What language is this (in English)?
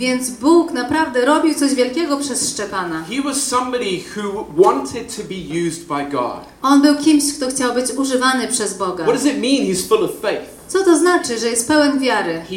Polish